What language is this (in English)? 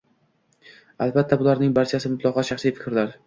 Uzbek